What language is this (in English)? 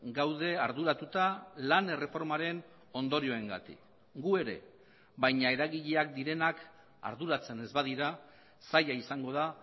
Basque